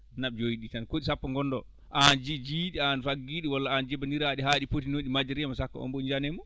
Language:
Fula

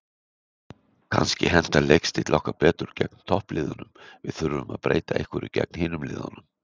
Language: Icelandic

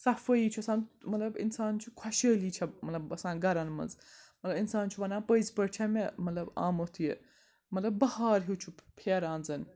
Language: Kashmiri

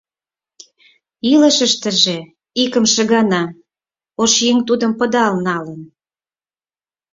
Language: Mari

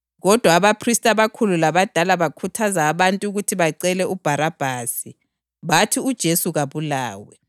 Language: North Ndebele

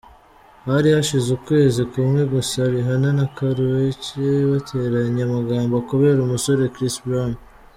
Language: Kinyarwanda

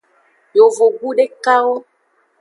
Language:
Aja (Benin)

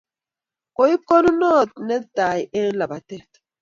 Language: Kalenjin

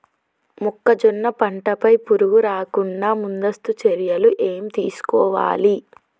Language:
Telugu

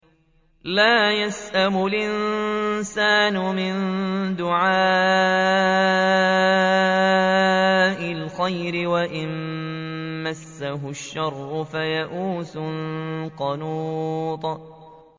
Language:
Arabic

